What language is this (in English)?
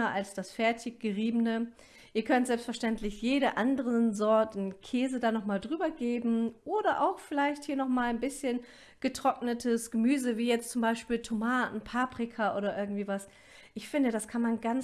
German